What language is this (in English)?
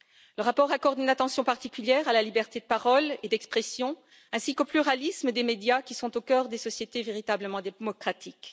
French